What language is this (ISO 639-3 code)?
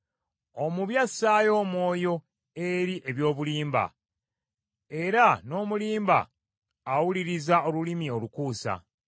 lug